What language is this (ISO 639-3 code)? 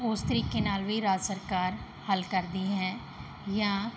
pan